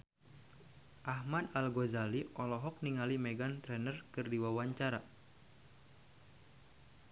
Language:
Sundanese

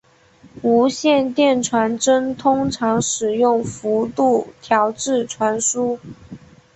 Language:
Chinese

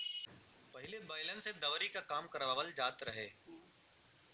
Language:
Bhojpuri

